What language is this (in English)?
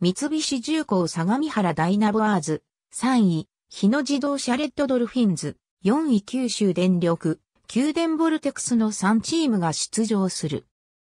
Japanese